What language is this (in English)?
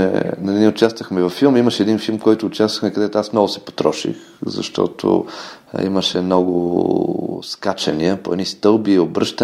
Bulgarian